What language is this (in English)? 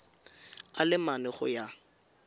Tswana